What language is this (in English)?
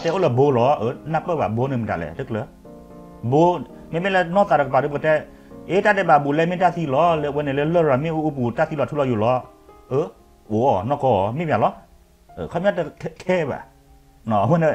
Thai